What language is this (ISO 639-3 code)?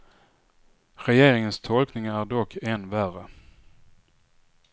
swe